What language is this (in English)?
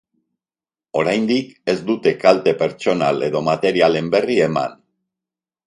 Basque